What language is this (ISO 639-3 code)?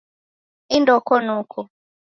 dav